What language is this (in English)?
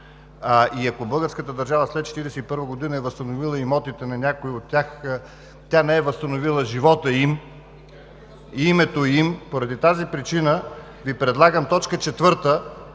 Bulgarian